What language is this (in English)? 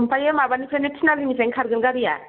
Bodo